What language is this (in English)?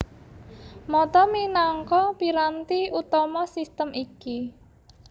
Javanese